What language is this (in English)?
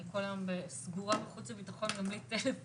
Hebrew